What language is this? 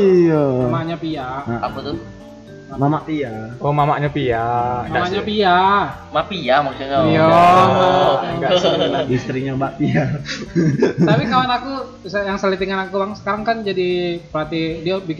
Indonesian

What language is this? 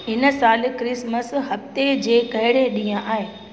Sindhi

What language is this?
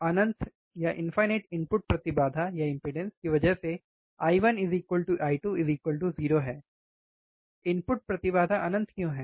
Hindi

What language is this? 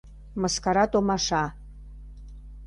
Mari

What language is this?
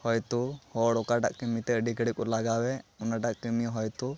Santali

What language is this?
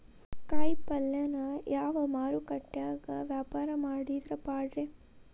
Kannada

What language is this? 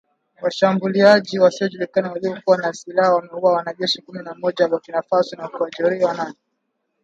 Swahili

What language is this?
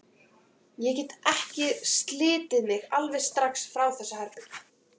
Icelandic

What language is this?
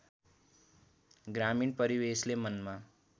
Nepali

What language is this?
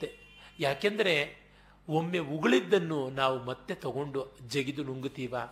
Kannada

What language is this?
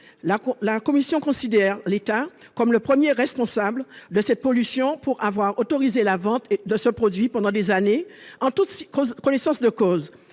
French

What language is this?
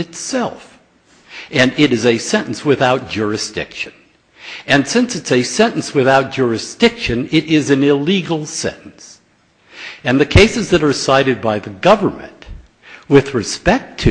English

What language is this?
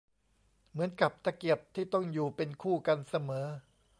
Thai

